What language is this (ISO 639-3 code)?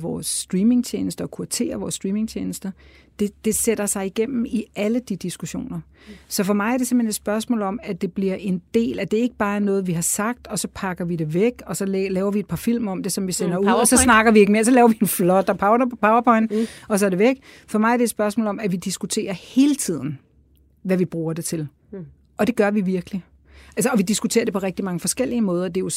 dan